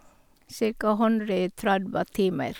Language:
Norwegian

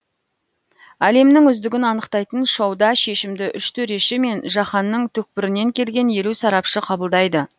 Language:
Kazakh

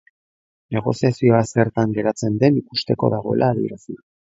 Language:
Basque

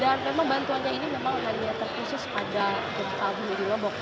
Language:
Indonesian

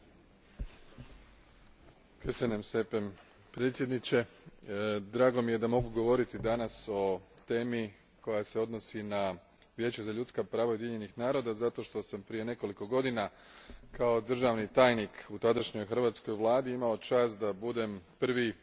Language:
Croatian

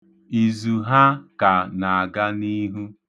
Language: Igbo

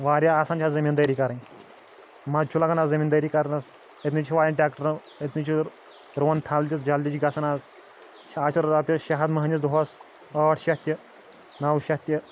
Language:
Kashmiri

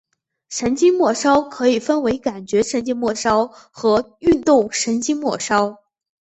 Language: Chinese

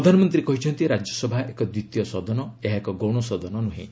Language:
Odia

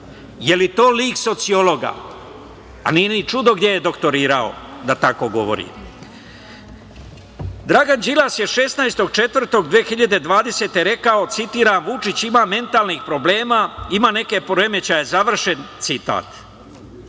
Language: Serbian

